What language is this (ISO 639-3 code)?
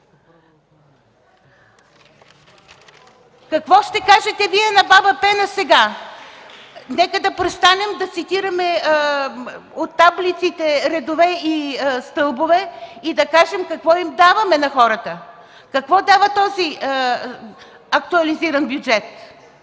bul